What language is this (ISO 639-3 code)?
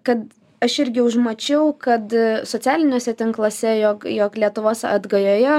lit